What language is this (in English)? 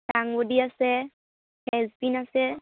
Assamese